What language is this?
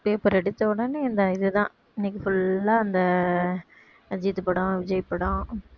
Tamil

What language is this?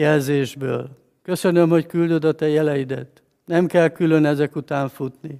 Hungarian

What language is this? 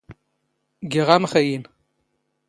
Standard Moroccan Tamazight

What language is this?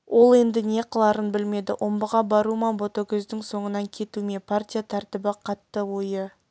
Kazakh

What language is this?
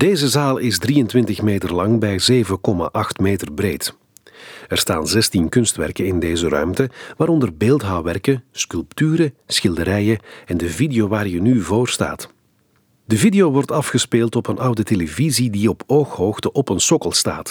Dutch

